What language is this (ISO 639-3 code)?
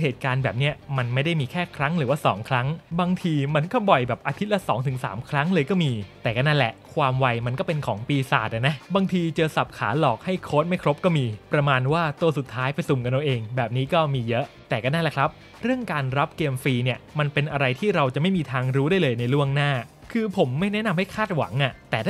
tha